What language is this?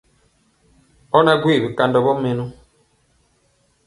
Mpiemo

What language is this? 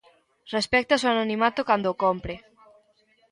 Galician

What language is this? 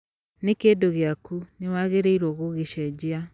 Kikuyu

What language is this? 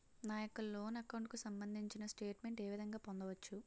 Telugu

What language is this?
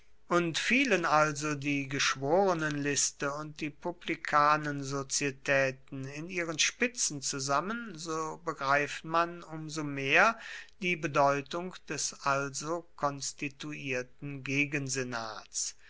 German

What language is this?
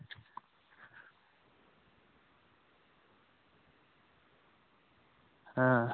Dogri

